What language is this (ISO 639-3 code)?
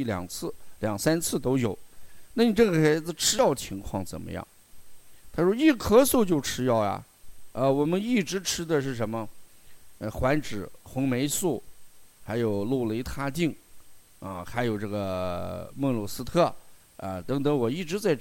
zho